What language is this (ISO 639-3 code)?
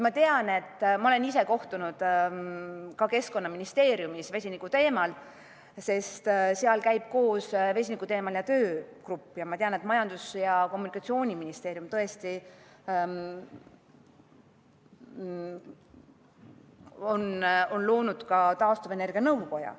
est